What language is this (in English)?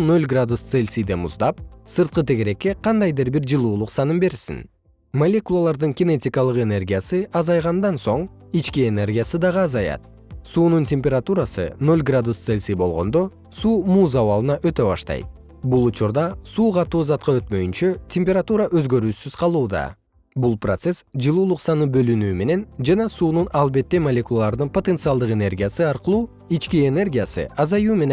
Kyrgyz